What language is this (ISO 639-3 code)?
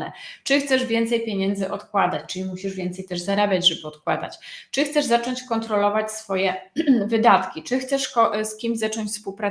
pol